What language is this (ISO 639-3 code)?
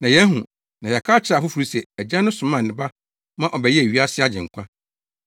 aka